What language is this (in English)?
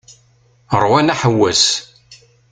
Kabyle